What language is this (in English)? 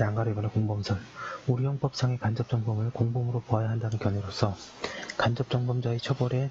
Korean